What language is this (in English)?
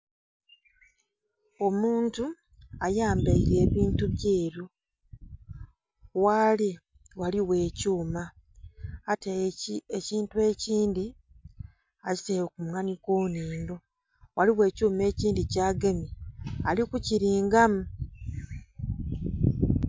Soga